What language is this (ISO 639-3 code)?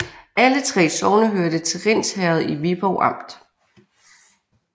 dan